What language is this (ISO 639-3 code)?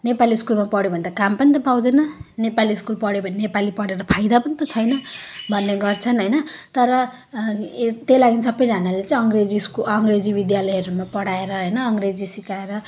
nep